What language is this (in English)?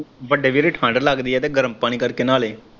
Punjabi